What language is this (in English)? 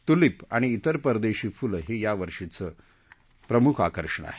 Marathi